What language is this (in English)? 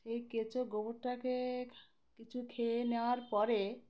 Bangla